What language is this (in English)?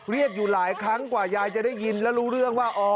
Thai